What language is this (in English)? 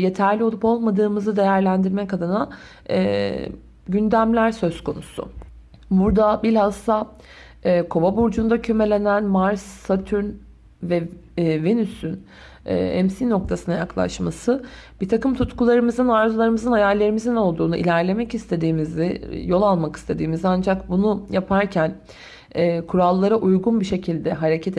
Turkish